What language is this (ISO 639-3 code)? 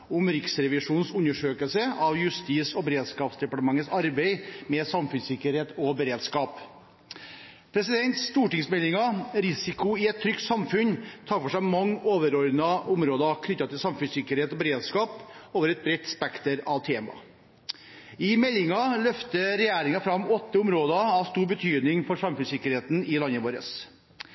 nob